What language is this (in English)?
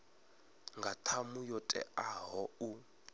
Venda